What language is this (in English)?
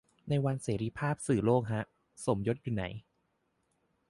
Thai